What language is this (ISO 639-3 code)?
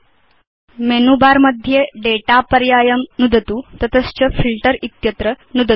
san